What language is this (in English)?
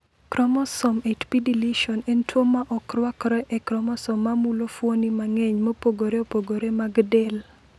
Luo (Kenya and Tanzania)